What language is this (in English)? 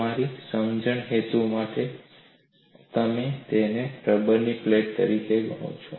Gujarati